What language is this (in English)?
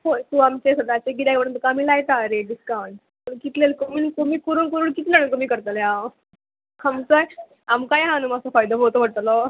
Konkani